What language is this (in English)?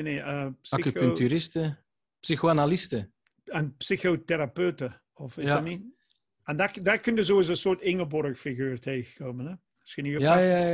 Dutch